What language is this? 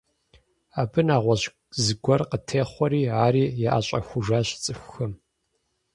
Kabardian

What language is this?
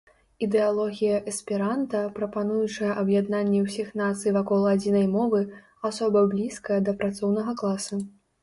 Belarusian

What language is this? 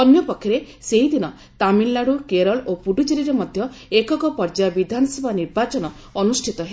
Odia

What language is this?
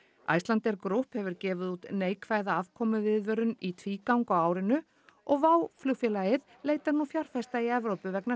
Icelandic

